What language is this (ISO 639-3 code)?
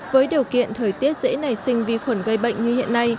vie